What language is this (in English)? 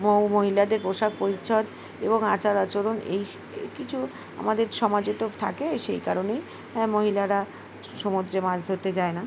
Bangla